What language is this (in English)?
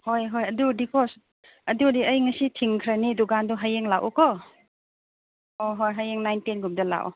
Manipuri